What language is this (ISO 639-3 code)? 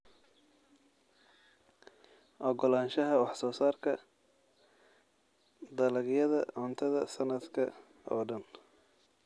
som